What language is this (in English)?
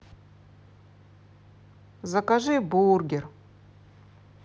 Russian